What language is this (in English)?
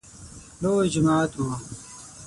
Pashto